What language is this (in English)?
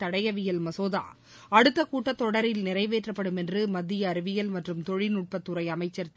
Tamil